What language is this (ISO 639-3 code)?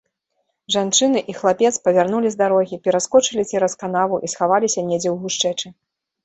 bel